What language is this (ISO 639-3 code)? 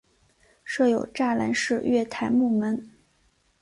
zho